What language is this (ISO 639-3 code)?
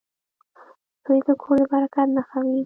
pus